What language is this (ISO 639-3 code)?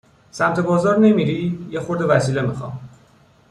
fas